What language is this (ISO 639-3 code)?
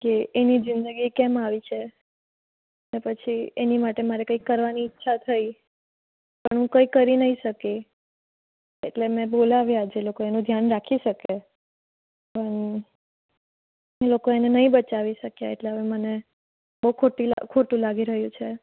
guj